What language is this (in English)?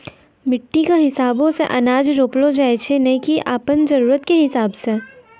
Maithili